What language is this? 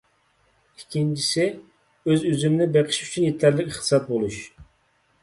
Uyghur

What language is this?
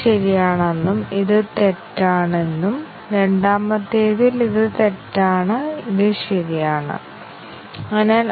Malayalam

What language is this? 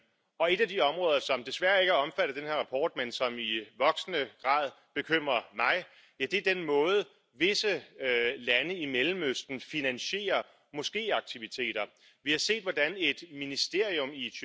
Romanian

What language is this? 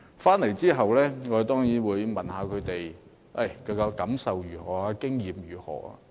Cantonese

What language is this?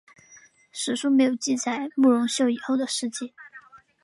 Chinese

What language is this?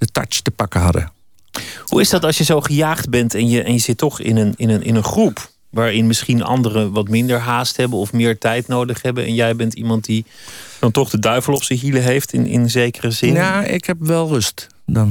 Dutch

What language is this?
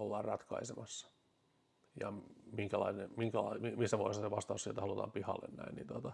Finnish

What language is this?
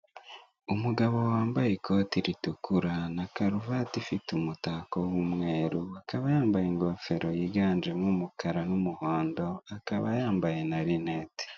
Kinyarwanda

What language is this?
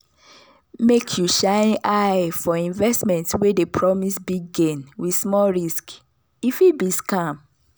Nigerian Pidgin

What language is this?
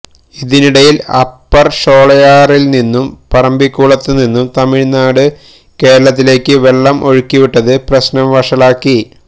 Malayalam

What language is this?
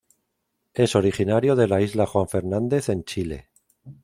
Spanish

